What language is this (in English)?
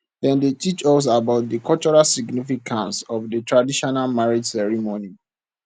Nigerian Pidgin